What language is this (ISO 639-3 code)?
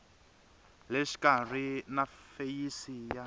tso